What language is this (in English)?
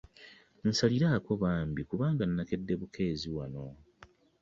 Ganda